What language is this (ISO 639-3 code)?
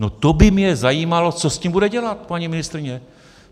ces